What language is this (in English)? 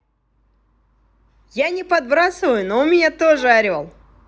Russian